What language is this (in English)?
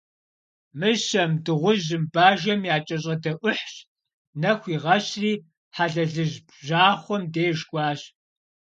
Kabardian